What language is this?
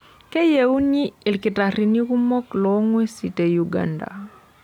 Masai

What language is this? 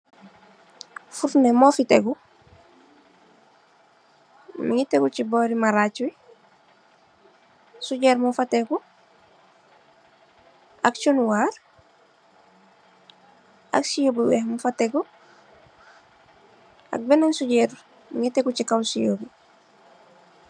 Wolof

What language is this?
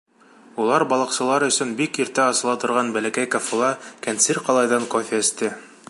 Bashkir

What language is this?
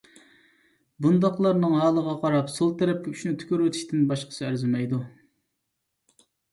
Uyghur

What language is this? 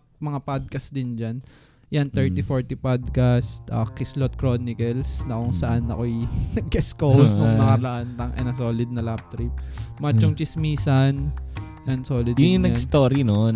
Filipino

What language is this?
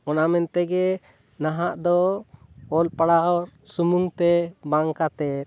Santali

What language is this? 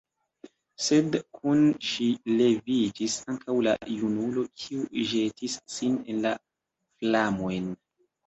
Esperanto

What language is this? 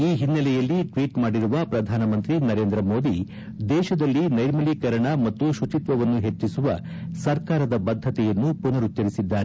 Kannada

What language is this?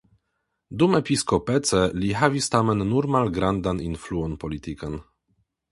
Esperanto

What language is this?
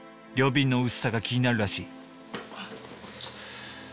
Japanese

